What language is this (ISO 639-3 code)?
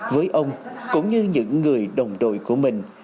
vie